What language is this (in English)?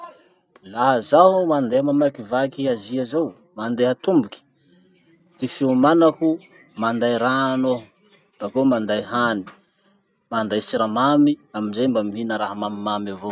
Masikoro Malagasy